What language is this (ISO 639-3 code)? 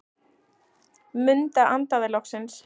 isl